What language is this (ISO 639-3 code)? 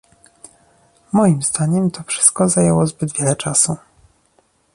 pol